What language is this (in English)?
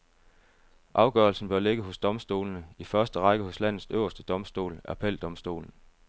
Danish